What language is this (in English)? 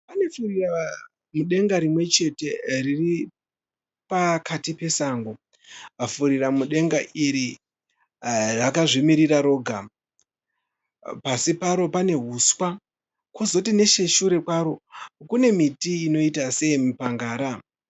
Shona